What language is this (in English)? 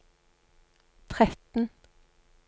Norwegian